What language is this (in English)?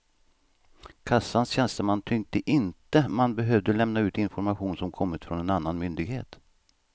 Swedish